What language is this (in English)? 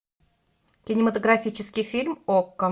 Russian